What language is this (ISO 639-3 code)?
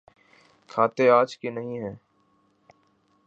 urd